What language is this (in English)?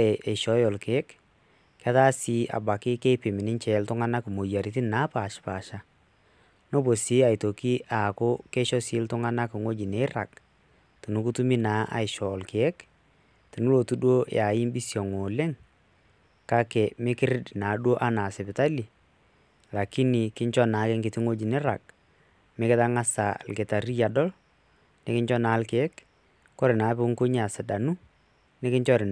Masai